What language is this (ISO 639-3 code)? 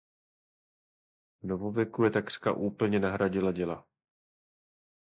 ces